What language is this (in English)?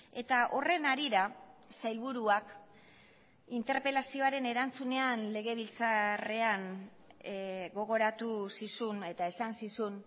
Basque